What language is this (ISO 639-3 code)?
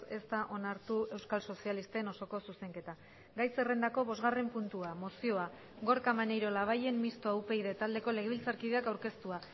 eus